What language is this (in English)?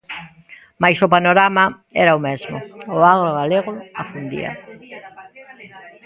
Galician